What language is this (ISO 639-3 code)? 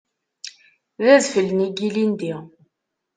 kab